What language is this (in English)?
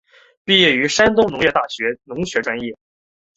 Chinese